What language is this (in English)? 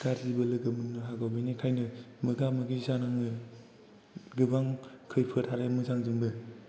Bodo